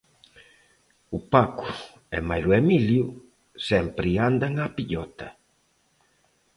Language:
Galician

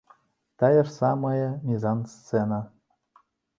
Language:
Belarusian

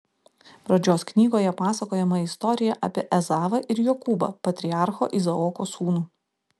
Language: Lithuanian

